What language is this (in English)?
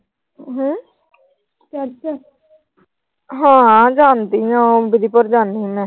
Punjabi